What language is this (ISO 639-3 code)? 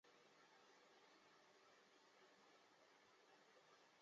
zho